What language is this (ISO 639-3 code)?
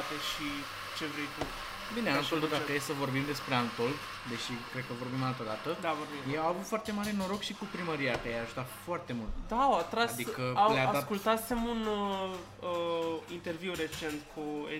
ron